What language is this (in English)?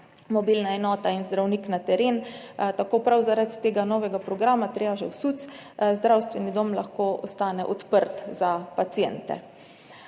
Slovenian